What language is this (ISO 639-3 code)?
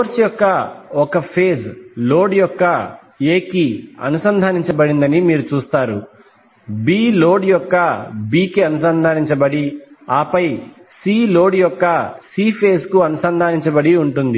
tel